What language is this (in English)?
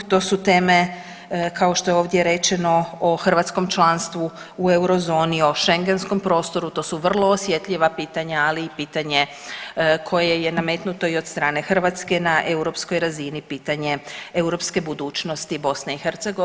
Croatian